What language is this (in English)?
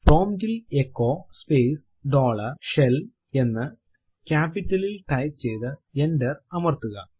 Malayalam